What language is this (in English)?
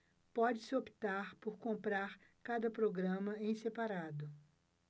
Portuguese